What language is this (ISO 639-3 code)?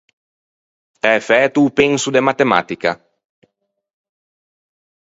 lij